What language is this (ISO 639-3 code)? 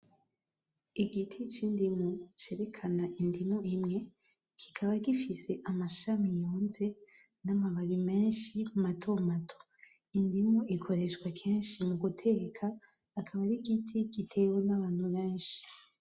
run